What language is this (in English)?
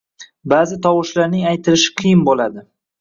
Uzbek